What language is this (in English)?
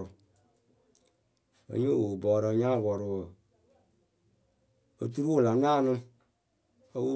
Akebu